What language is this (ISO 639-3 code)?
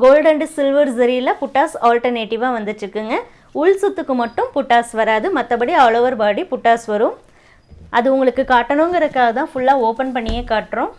tam